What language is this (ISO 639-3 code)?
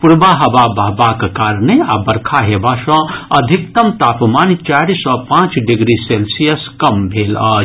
mai